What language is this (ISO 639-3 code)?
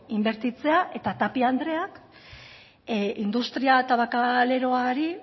eus